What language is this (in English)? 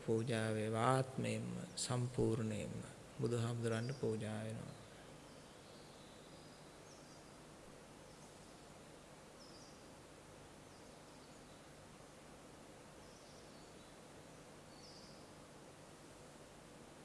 Sinhala